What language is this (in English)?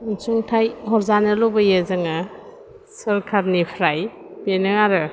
Bodo